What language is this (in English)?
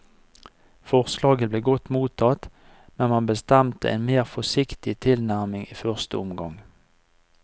Norwegian